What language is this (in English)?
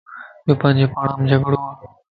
Lasi